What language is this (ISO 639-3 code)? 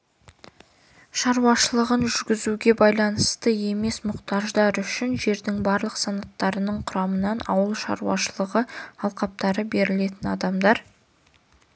kaz